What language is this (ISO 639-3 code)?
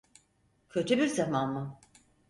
tur